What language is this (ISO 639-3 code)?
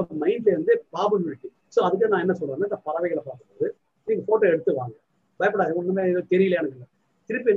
tam